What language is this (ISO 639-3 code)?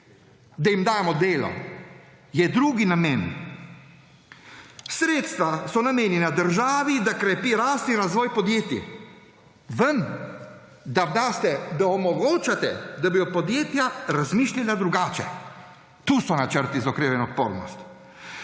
slv